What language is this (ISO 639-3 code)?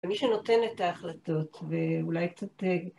heb